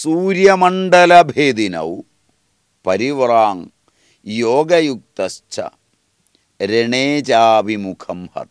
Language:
Malayalam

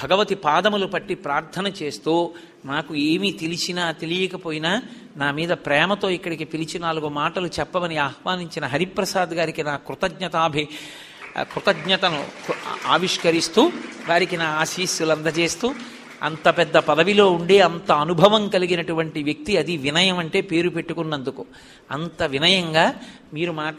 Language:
Telugu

